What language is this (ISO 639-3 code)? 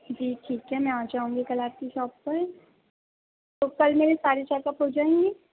urd